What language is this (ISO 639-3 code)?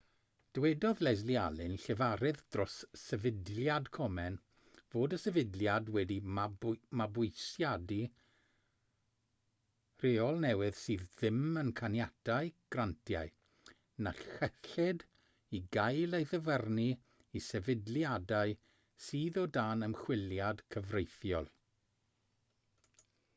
cym